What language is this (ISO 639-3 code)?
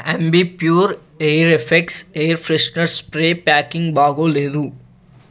tel